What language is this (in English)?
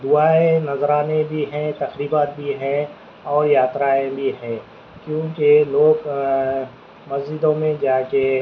Urdu